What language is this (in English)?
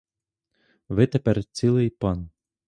Ukrainian